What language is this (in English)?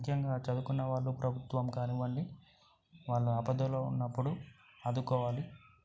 Telugu